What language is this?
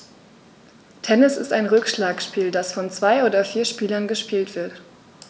German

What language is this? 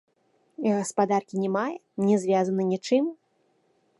Belarusian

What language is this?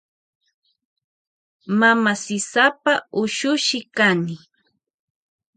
Loja Highland Quichua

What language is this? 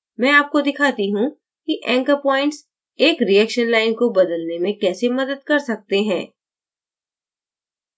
Hindi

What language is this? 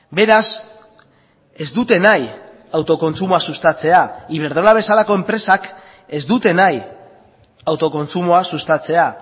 Basque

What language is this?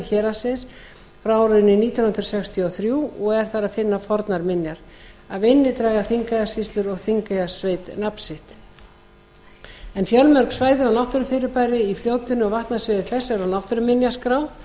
Icelandic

